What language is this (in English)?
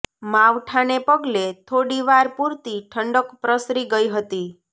Gujarati